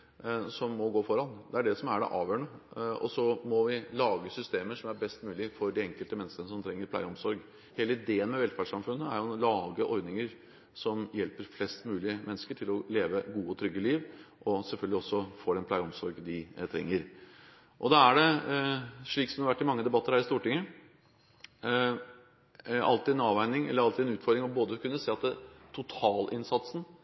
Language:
Norwegian Bokmål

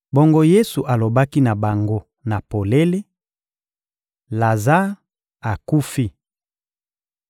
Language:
Lingala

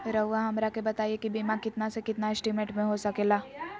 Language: Magahi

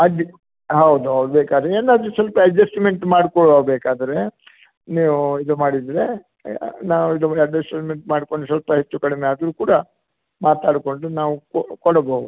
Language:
Kannada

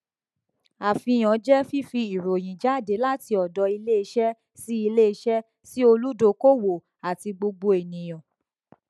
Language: Yoruba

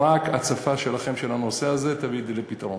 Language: Hebrew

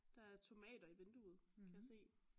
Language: Danish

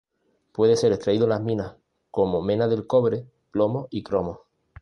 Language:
Spanish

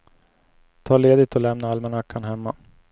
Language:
Swedish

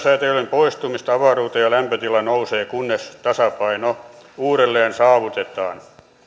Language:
Finnish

